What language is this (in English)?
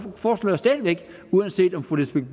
Danish